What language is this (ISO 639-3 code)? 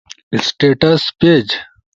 ush